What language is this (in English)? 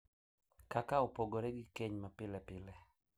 Luo (Kenya and Tanzania)